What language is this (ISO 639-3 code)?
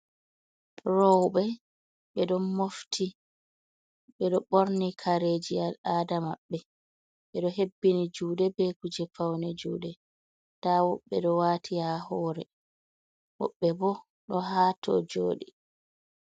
ful